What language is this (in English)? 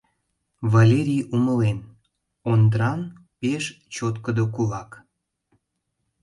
Mari